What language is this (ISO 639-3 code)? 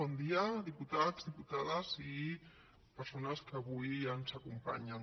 cat